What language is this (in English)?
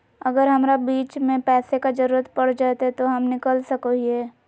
Magahi